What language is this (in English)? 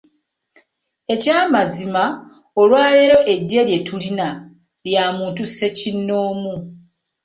Ganda